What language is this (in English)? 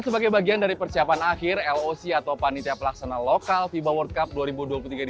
Indonesian